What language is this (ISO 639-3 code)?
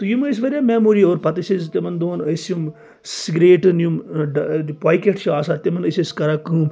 kas